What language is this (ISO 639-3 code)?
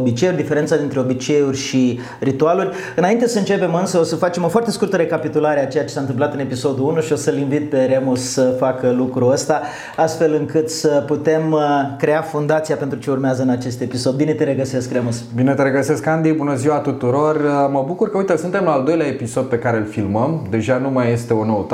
ron